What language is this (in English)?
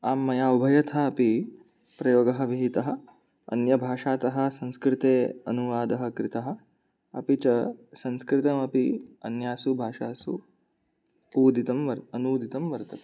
Sanskrit